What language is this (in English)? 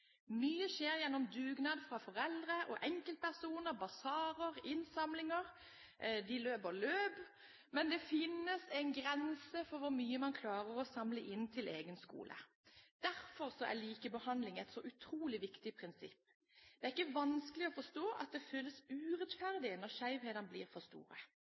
Norwegian Bokmål